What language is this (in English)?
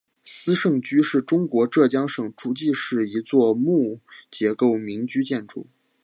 Chinese